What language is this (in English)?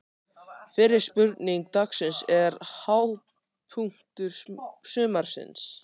Icelandic